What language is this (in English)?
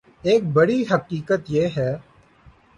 Urdu